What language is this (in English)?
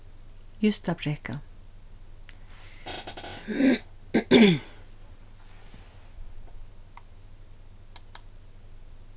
Faroese